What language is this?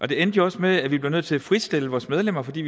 Danish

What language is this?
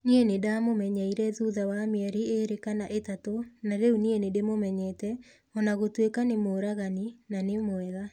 Kikuyu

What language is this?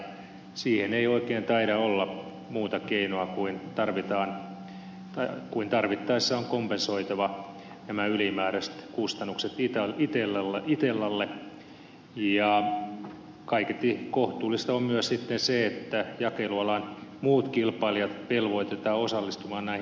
Finnish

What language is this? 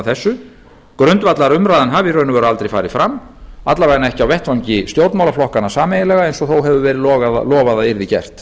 Icelandic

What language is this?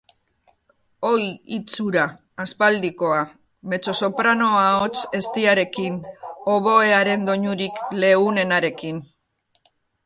Basque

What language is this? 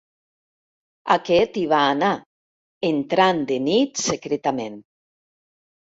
Catalan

